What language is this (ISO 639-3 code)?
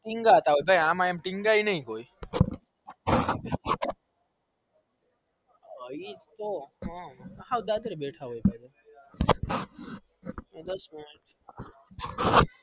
guj